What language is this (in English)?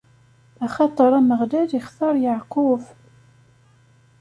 Kabyle